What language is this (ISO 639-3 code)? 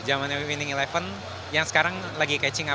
ind